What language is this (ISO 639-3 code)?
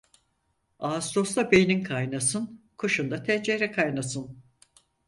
tur